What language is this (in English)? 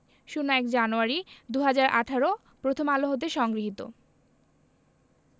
Bangla